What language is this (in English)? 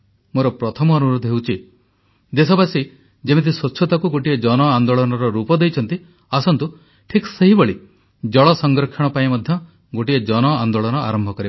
Odia